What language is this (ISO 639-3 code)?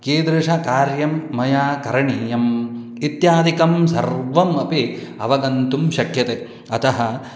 san